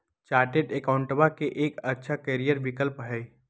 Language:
Magahi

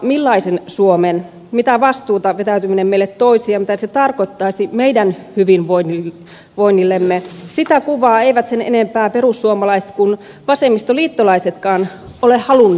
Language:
Finnish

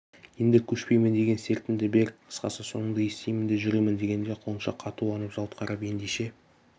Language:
Kazakh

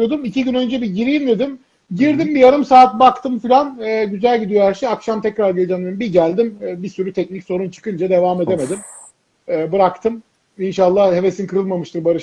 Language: Turkish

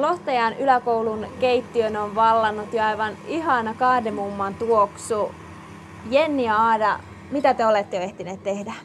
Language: Finnish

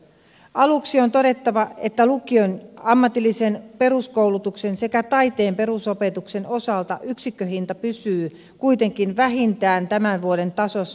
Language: Finnish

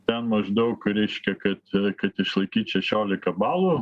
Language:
Lithuanian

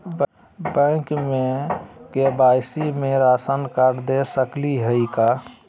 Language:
Magahi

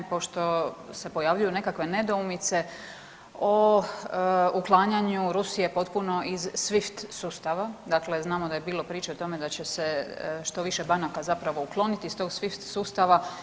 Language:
Croatian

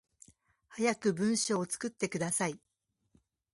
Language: Japanese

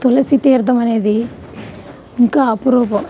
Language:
Telugu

